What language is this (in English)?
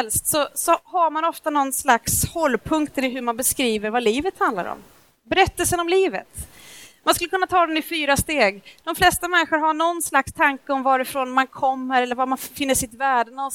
Swedish